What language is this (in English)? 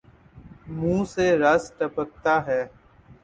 Urdu